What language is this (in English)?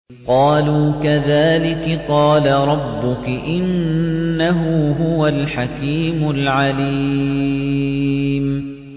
Arabic